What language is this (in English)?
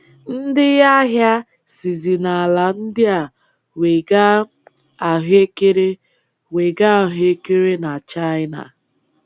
Igbo